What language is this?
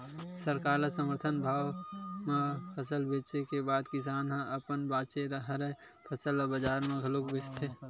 Chhattisgarhi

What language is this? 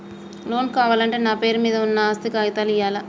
Telugu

